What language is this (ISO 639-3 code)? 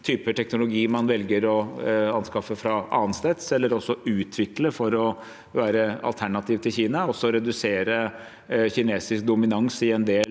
nor